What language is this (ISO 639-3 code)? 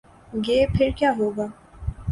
urd